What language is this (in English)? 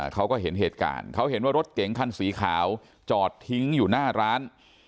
Thai